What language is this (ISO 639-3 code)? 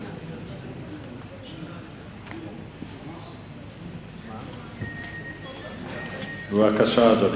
heb